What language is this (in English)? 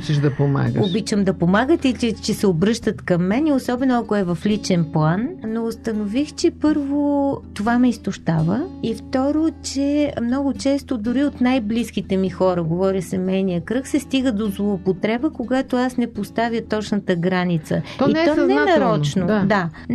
Bulgarian